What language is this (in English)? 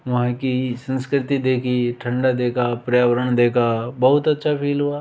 Hindi